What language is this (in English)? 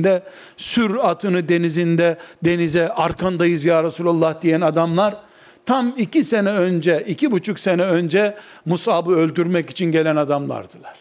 Turkish